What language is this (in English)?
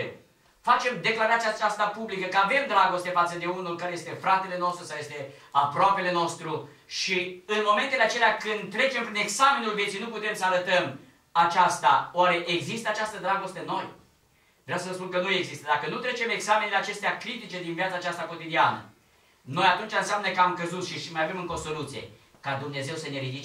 Romanian